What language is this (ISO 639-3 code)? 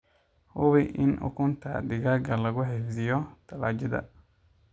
som